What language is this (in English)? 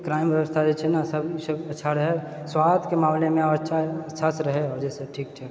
Maithili